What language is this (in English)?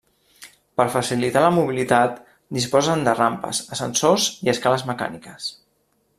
Catalan